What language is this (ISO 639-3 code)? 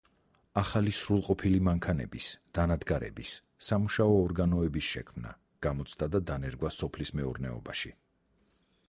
kat